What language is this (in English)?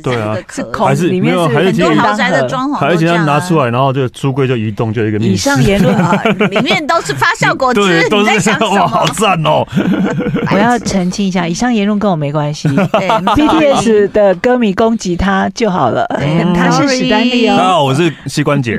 Chinese